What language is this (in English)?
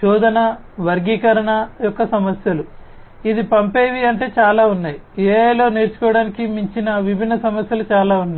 Telugu